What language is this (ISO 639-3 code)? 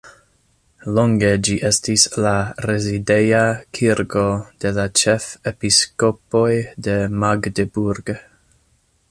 epo